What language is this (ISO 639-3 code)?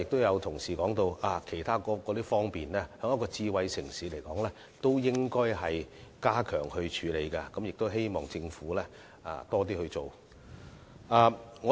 yue